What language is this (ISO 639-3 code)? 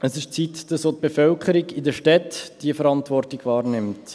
gsw